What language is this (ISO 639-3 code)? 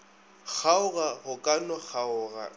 nso